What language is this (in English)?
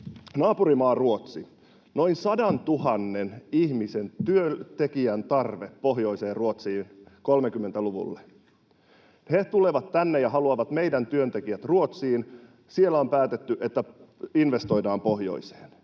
Finnish